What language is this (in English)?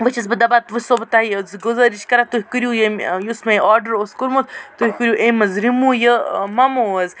Kashmiri